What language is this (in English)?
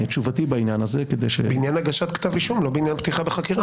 Hebrew